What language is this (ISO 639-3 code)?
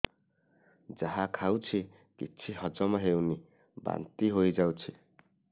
ori